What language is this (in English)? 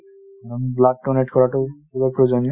Assamese